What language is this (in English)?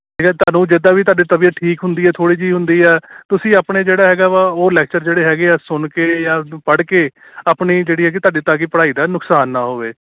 Punjabi